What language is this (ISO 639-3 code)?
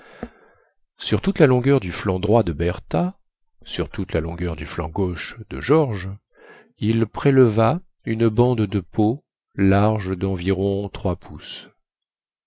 fra